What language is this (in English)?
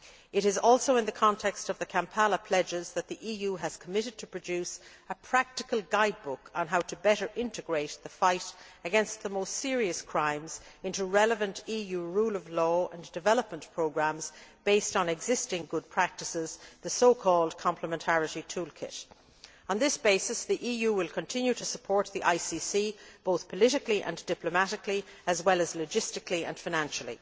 English